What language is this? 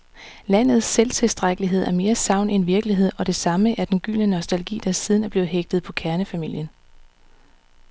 Danish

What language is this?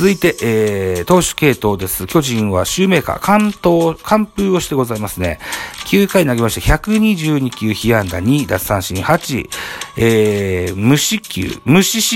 Japanese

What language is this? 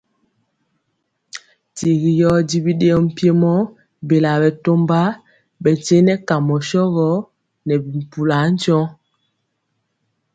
Mpiemo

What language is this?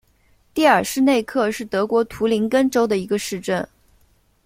Chinese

